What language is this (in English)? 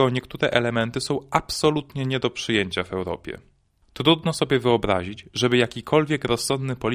Polish